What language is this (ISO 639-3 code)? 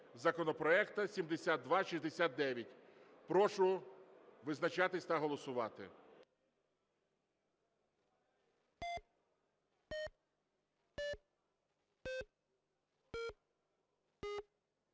ukr